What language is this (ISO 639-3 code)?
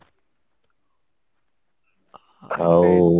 ori